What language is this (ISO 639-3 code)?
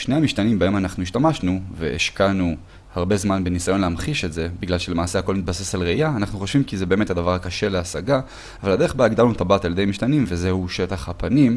heb